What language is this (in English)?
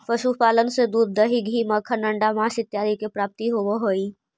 Magahi